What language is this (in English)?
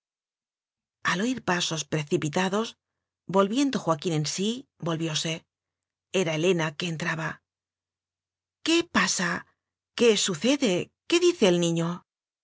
Spanish